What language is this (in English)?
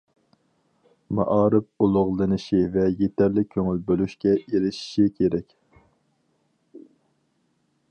Uyghur